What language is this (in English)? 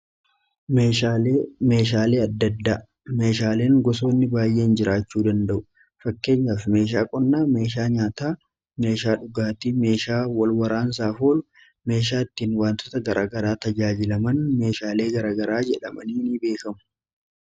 Oromo